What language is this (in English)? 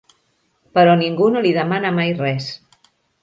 Catalan